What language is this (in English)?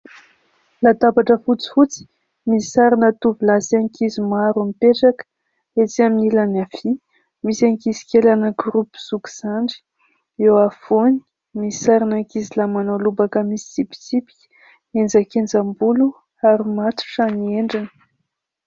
Malagasy